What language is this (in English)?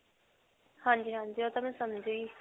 Punjabi